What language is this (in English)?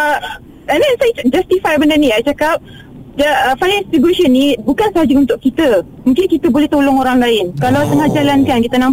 Malay